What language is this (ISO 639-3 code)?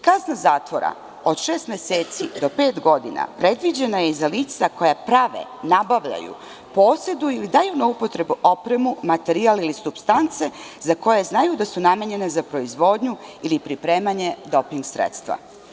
srp